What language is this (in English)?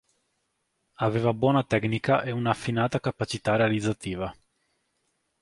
Italian